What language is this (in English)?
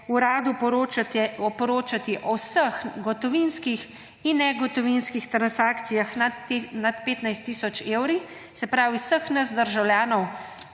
Slovenian